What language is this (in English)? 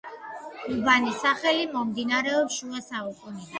Georgian